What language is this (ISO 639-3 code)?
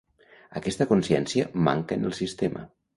cat